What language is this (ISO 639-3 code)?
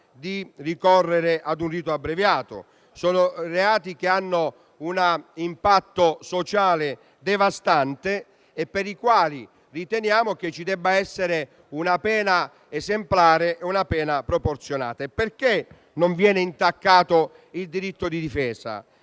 ita